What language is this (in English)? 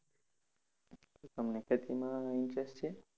Gujarati